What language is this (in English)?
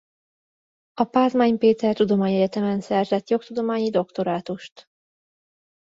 Hungarian